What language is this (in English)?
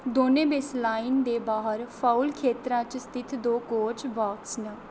Dogri